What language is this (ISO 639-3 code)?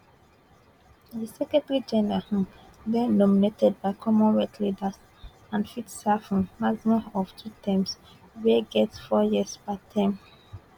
pcm